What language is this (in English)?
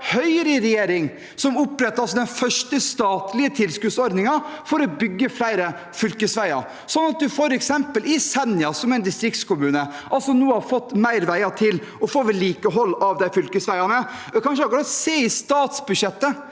Norwegian